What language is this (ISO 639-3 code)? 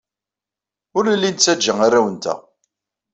kab